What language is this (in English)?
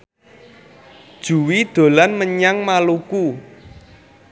Javanese